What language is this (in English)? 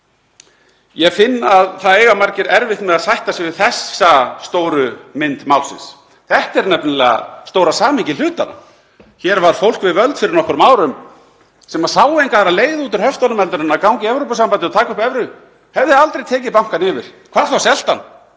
Icelandic